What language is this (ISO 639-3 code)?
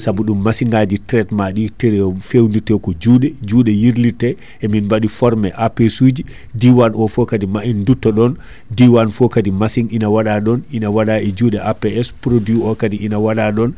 ful